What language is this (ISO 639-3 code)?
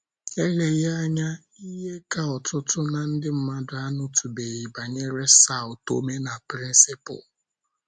ibo